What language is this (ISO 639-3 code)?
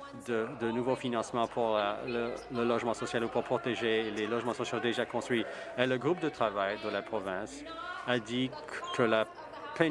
fra